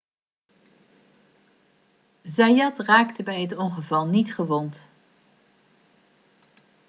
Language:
Dutch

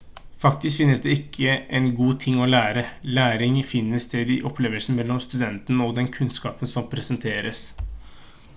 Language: Norwegian Bokmål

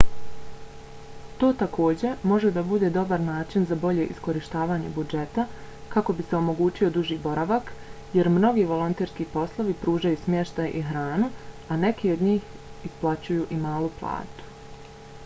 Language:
Bosnian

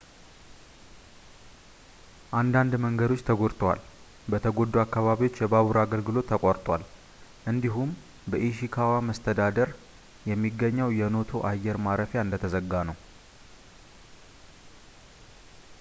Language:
Amharic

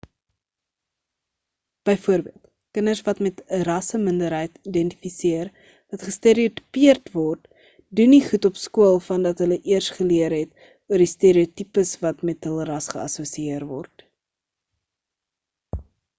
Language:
Afrikaans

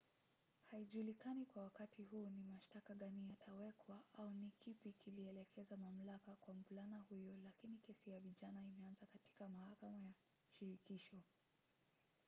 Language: Swahili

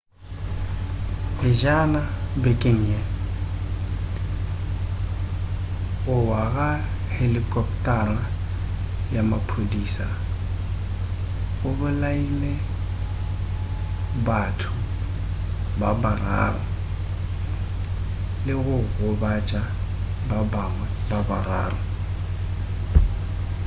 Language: Northern Sotho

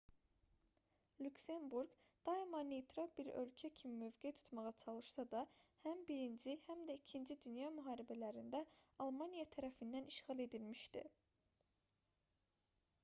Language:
Azerbaijani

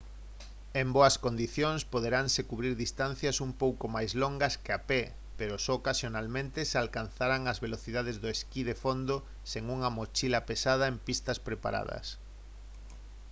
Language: Galician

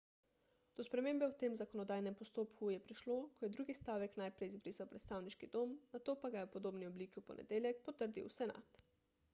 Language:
Slovenian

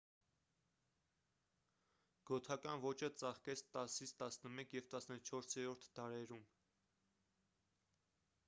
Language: Armenian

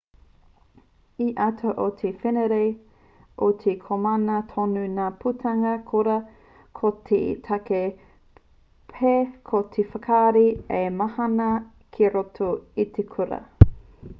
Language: Māori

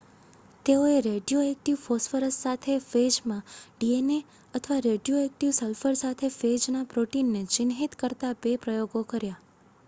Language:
Gujarati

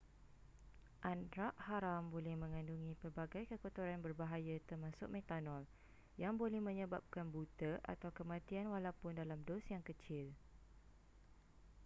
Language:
Malay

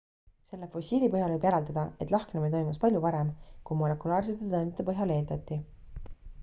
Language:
Estonian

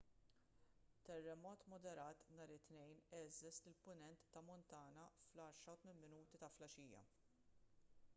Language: Maltese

